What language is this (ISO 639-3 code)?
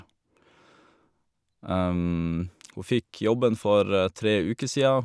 nor